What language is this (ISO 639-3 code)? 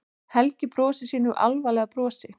isl